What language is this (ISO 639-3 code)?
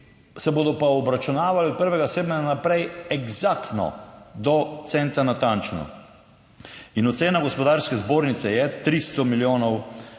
slv